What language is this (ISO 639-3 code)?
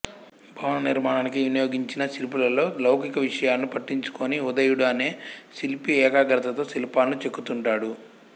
tel